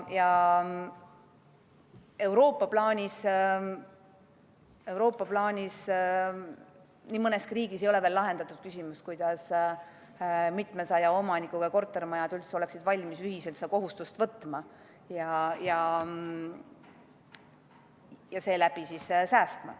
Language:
Estonian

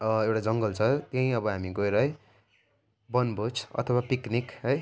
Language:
Nepali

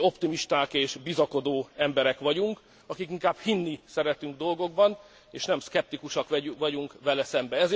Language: Hungarian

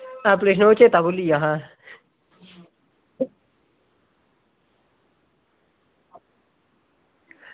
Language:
Dogri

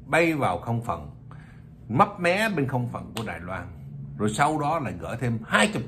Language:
Vietnamese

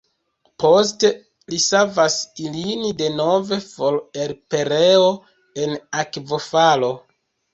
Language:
Esperanto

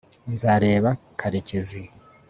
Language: Kinyarwanda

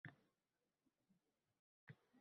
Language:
Uzbek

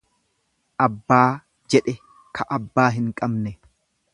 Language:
Oromo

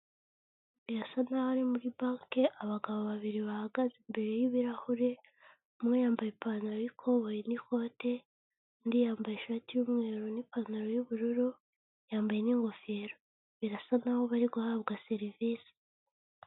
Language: Kinyarwanda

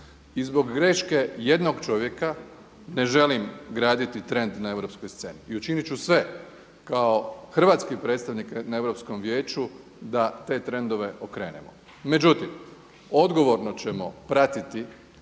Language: Croatian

